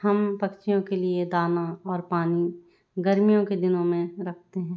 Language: Hindi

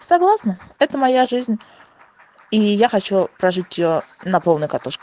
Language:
Russian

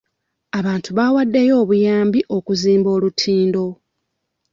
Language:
Ganda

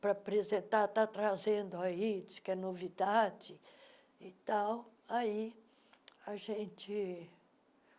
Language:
Portuguese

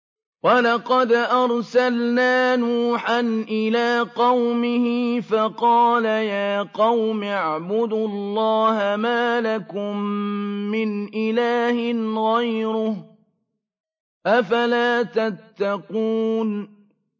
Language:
Arabic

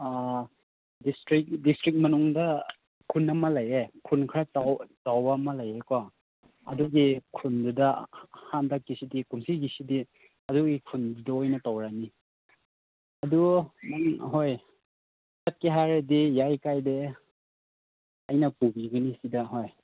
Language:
Manipuri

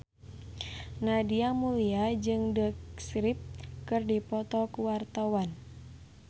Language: Sundanese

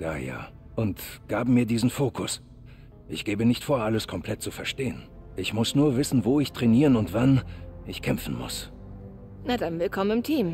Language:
German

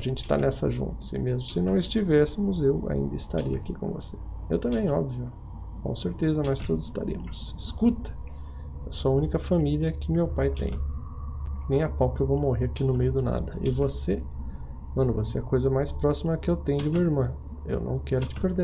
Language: Portuguese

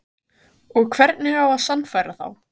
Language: Icelandic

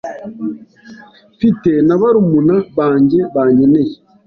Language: Kinyarwanda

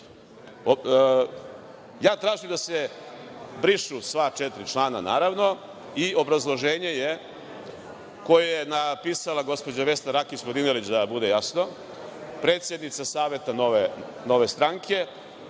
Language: Serbian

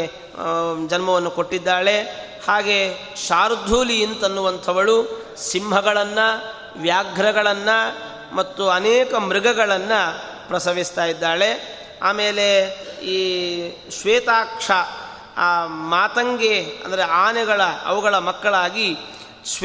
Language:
Kannada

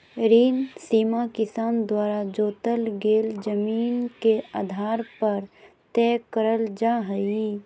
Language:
Magahi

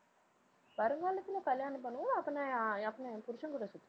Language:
Tamil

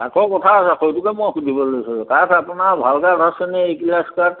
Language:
Assamese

